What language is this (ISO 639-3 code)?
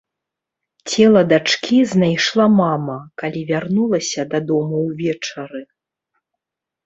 bel